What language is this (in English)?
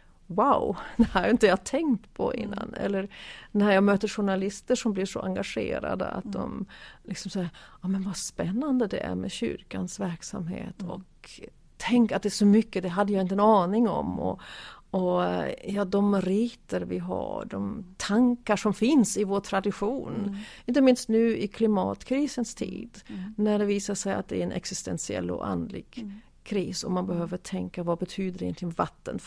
Swedish